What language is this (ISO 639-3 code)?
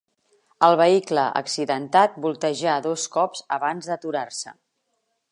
cat